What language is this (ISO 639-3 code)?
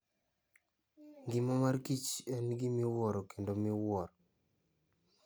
luo